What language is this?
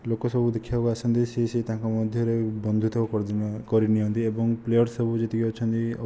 Odia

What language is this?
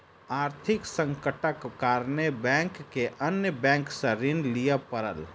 Maithili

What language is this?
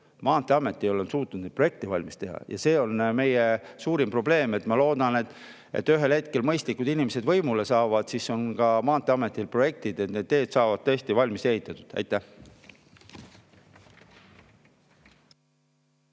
Estonian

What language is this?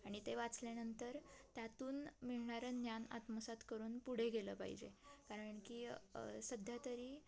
Marathi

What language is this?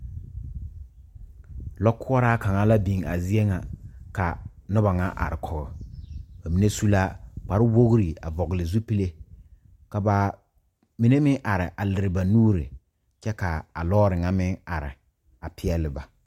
Southern Dagaare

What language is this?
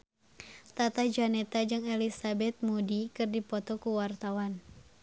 Sundanese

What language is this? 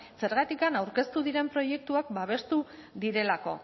Basque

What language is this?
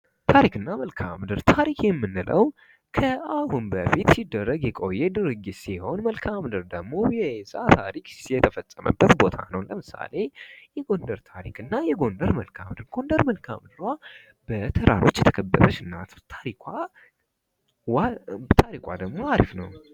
Amharic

